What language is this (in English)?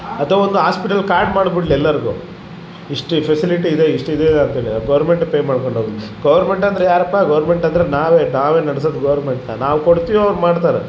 Kannada